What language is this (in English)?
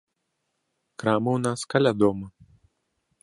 Belarusian